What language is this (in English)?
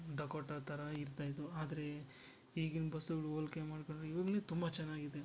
Kannada